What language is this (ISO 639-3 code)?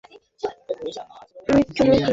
ben